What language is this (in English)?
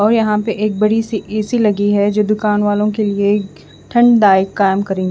Hindi